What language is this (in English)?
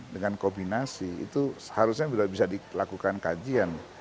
Indonesian